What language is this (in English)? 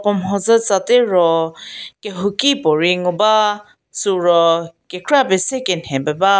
Angami Naga